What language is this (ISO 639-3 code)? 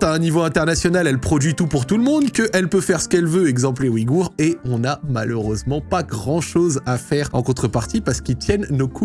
fra